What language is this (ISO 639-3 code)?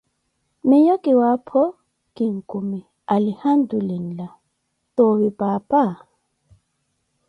eko